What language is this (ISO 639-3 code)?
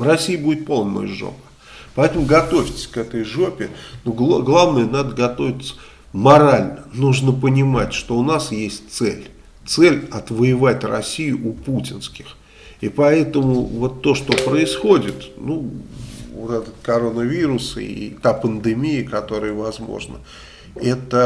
rus